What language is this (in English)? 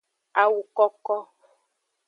Aja (Benin)